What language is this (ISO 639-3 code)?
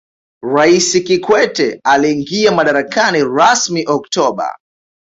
swa